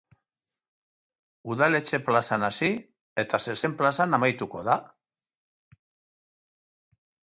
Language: Basque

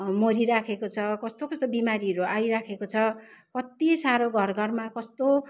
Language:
Nepali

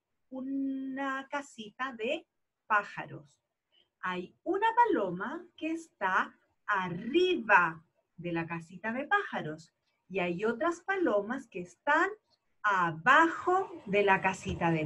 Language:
Spanish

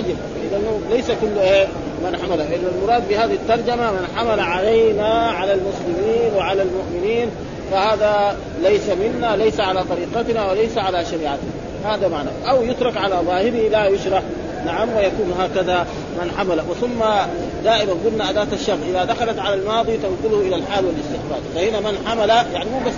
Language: Arabic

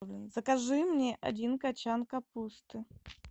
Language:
Russian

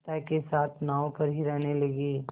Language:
Hindi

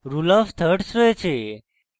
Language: Bangla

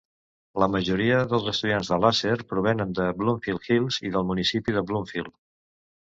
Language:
Catalan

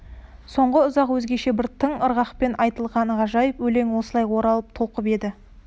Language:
Kazakh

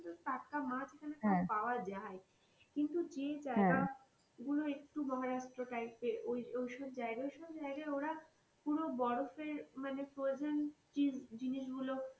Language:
Bangla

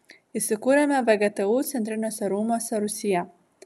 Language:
Lithuanian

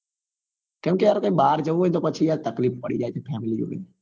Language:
Gujarati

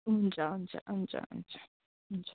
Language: Nepali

